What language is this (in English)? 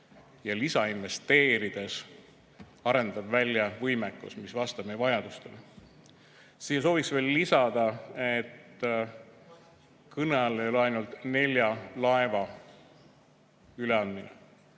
Estonian